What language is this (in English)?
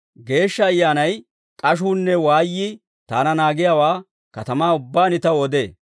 Dawro